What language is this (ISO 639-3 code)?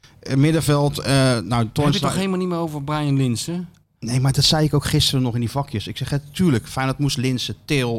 nld